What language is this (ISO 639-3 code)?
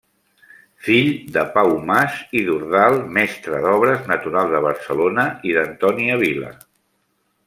cat